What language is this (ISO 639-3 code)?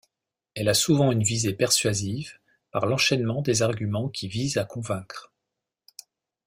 fra